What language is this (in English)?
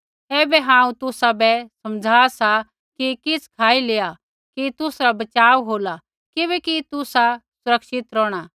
Kullu Pahari